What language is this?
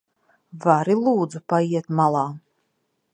Latvian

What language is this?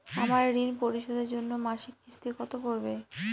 Bangla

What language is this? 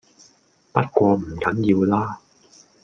Cantonese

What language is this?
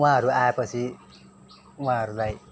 Nepali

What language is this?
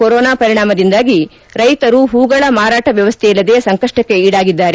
Kannada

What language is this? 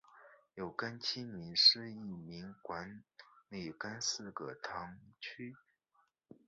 Chinese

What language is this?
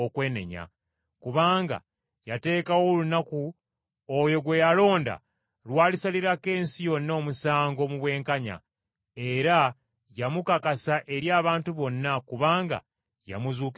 Ganda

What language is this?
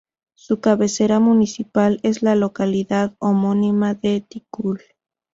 Spanish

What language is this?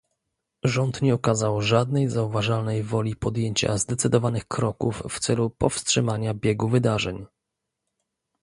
Polish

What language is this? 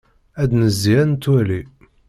Kabyle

